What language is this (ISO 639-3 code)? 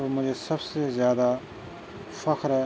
urd